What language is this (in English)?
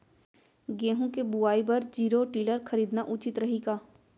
Chhattisgarhi